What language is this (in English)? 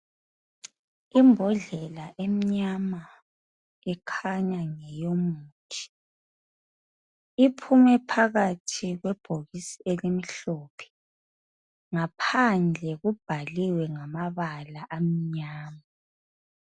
North Ndebele